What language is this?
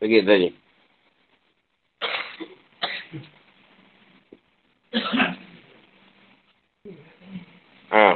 Malay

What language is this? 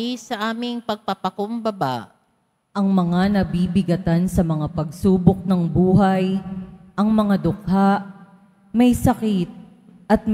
Filipino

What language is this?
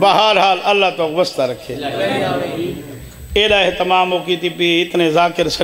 Arabic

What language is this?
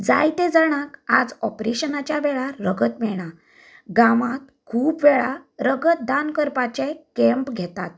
Konkani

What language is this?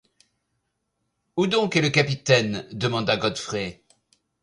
French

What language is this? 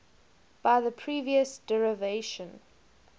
English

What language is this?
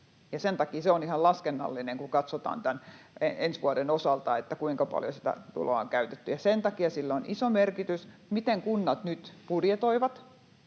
Finnish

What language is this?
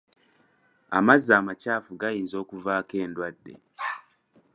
Ganda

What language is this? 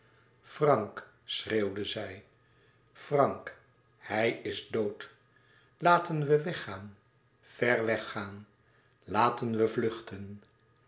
Dutch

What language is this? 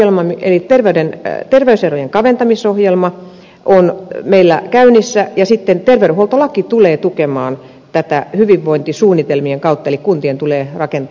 Finnish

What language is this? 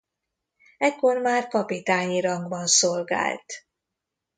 Hungarian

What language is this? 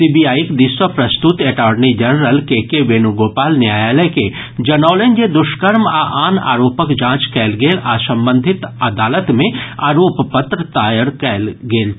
Maithili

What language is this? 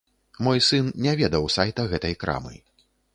Belarusian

